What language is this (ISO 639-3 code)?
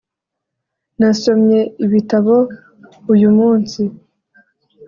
kin